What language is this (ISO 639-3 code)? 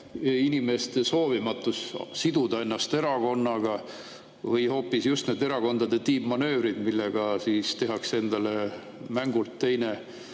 est